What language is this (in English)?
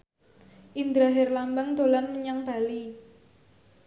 Javanese